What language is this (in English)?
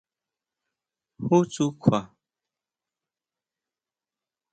Huautla Mazatec